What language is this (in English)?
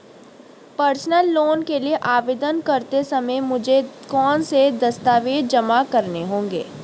Hindi